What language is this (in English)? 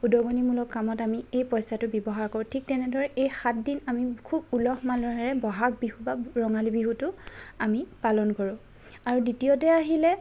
Assamese